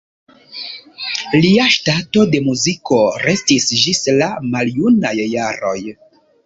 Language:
Esperanto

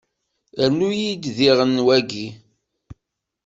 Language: Kabyle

